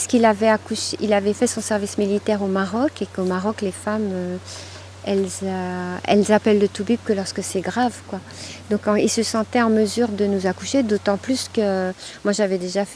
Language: French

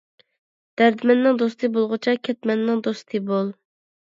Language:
Uyghur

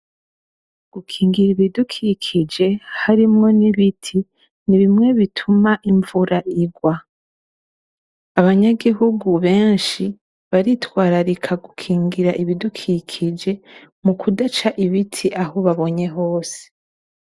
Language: Rundi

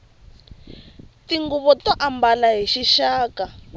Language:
Tsonga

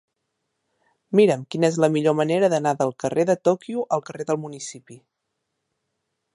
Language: Catalan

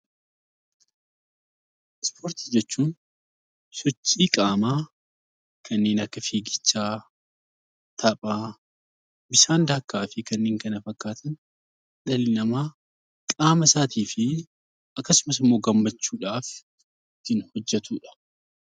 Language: Oromo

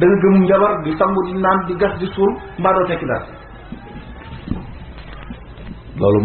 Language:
Wolof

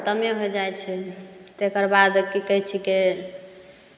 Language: Maithili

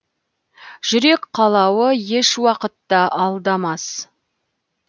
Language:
Kazakh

